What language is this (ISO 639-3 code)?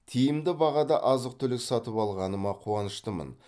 kaz